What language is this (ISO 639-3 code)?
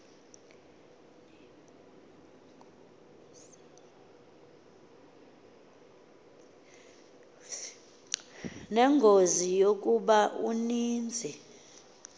xho